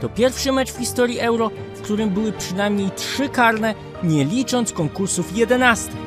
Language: Polish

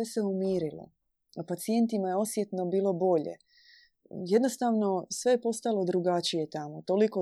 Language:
Croatian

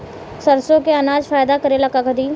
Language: Bhojpuri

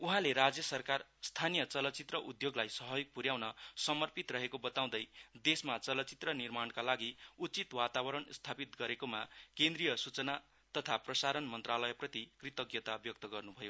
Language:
Nepali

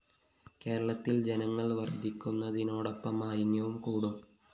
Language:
Malayalam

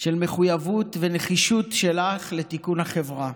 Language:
Hebrew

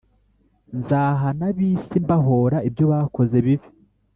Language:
Kinyarwanda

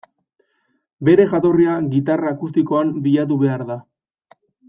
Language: Basque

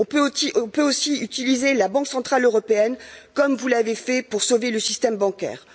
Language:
French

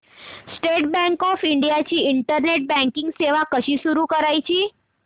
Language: Marathi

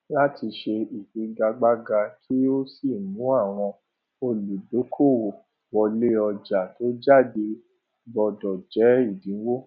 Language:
Yoruba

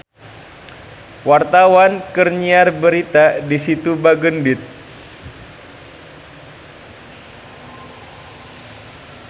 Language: Sundanese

